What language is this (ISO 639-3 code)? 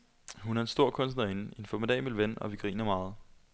dan